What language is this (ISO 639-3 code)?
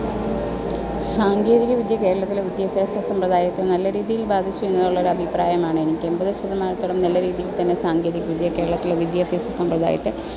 mal